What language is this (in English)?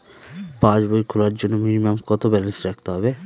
Bangla